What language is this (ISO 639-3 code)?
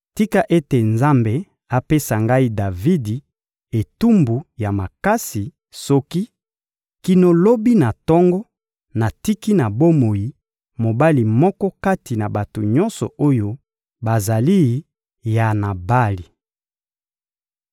lin